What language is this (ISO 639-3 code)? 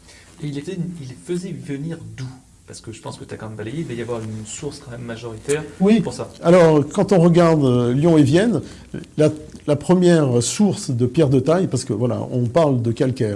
fra